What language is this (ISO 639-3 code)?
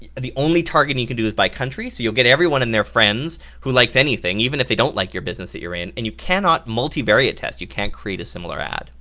eng